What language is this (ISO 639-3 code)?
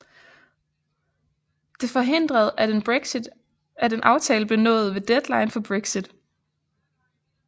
dan